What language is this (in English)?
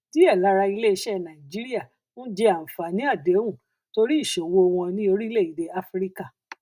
Yoruba